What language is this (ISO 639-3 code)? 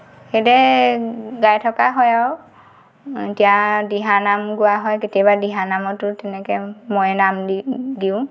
asm